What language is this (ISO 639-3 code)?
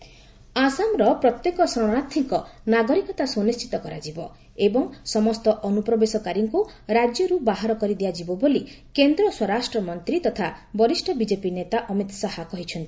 ori